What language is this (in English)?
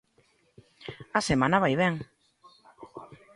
Galician